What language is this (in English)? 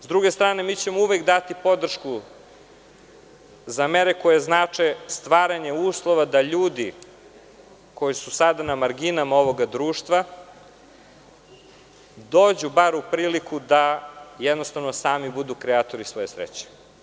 Serbian